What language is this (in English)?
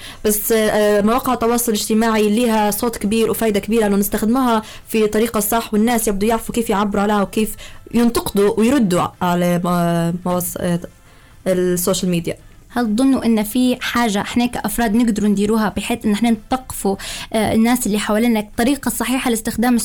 Arabic